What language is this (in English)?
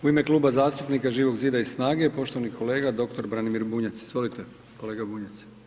Croatian